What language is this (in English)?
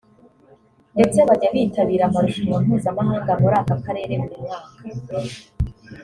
Kinyarwanda